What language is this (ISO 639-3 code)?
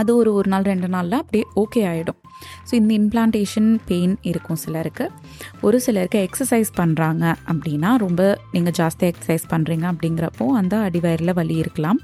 tam